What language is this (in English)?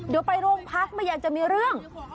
Thai